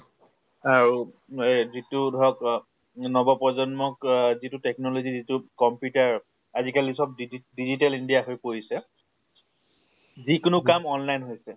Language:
Assamese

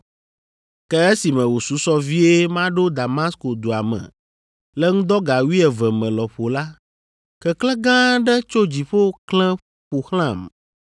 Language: Ewe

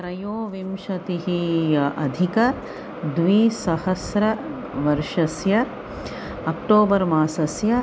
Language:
Sanskrit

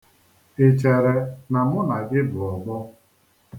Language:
Igbo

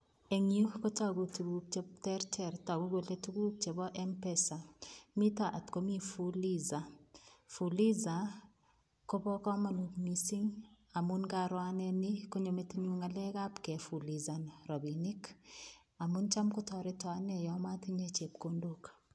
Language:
Kalenjin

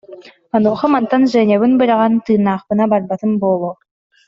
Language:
Yakut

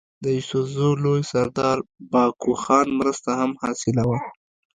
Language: Pashto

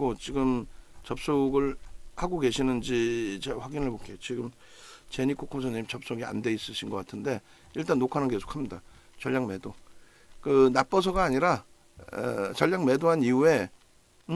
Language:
Korean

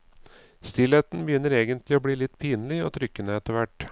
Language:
Norwegian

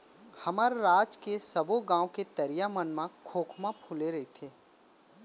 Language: Chhattisgarhi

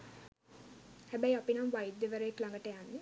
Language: Sinhala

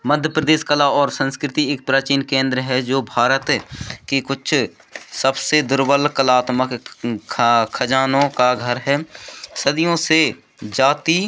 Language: Hindi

